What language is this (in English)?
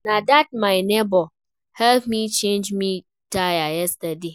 Nigerian Pidgin